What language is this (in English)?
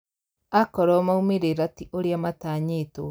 Kikuyu